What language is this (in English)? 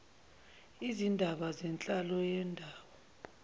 Zulu